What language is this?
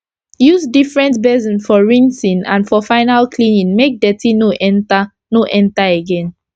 Nigerian Pidgin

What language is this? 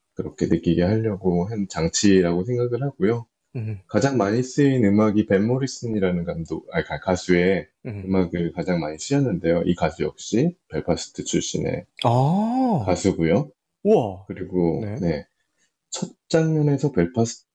Korean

